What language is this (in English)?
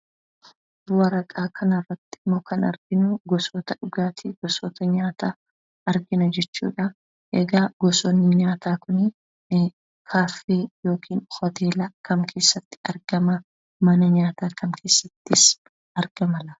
Oromo